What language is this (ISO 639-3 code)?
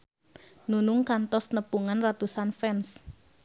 sun